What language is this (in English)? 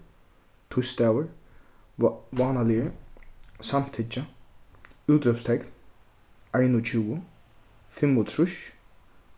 Faroese